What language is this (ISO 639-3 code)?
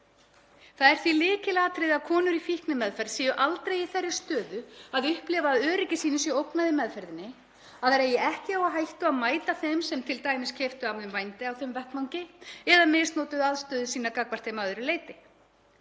isl